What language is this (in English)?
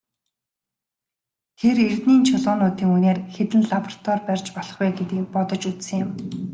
Mongolian